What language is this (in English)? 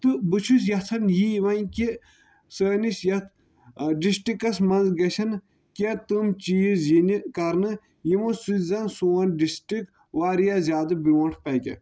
Kashmiri